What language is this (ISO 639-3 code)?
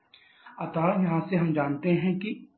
hin